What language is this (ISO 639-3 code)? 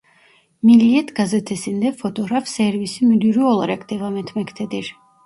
tur